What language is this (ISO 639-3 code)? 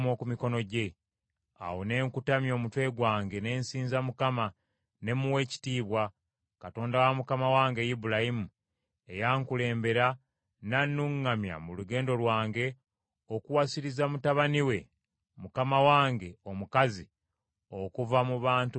lug